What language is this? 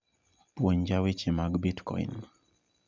Luo (Kenya and Tanzania)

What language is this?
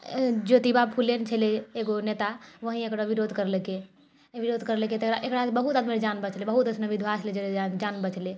Maithili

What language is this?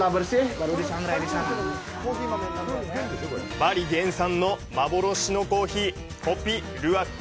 Japanese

